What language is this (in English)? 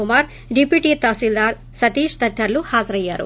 Telugu